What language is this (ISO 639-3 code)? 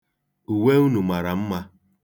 ibo